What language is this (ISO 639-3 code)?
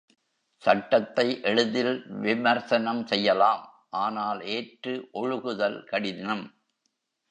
tam